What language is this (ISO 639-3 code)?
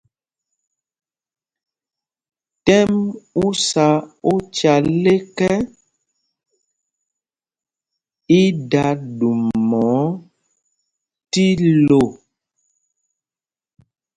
mgg